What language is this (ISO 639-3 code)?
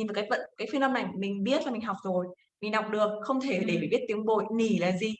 vie